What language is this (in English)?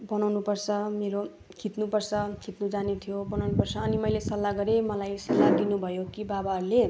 Nepali